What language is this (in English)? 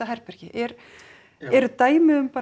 Icelandic